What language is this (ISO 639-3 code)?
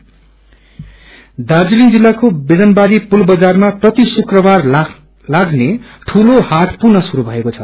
nep